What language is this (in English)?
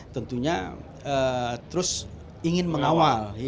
Indonesian